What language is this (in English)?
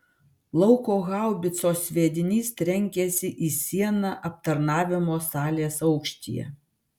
Lithuanian